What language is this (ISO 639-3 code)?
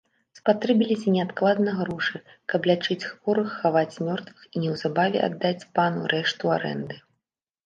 bel